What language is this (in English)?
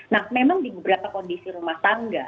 Indonesian